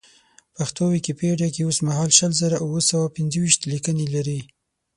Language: Pashto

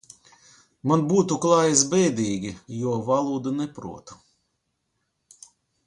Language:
Latvian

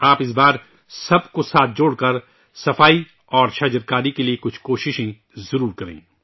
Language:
Urdu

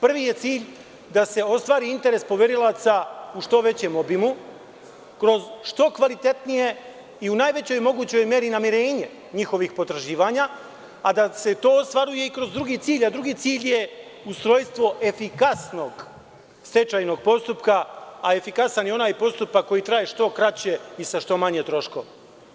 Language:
Serbian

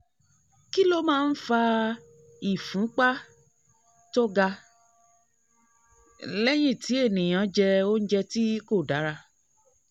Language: Yoruba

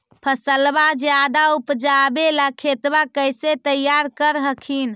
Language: Magahi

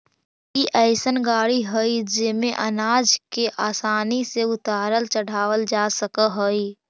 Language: Magahi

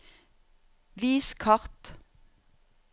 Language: Norwegian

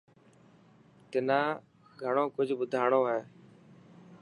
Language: Dhatki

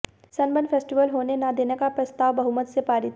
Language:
Hindi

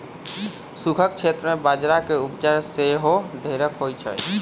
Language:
Magahi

